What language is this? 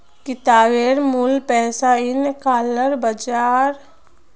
Magahi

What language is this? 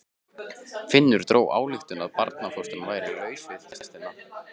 Icelandic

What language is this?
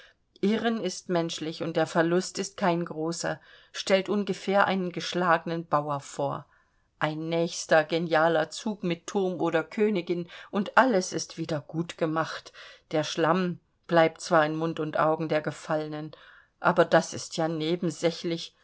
German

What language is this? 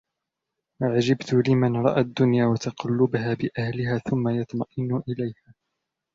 Arabic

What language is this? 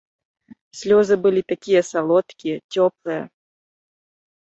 Belarusian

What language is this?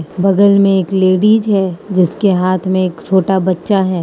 Hindi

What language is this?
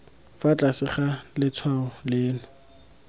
Tswana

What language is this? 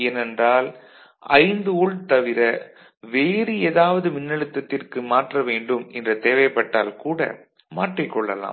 Tamil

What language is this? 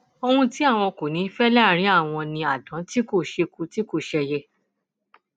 Yoruba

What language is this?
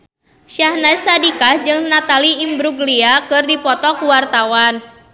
Sundanese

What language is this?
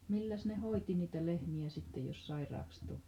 Finnish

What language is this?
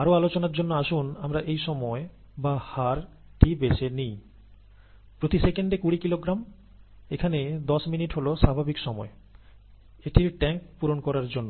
Bangla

